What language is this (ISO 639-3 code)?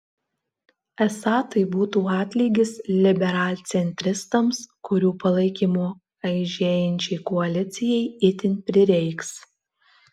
lit